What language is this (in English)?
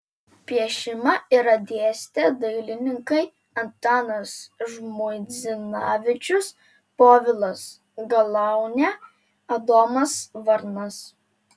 Lithuanian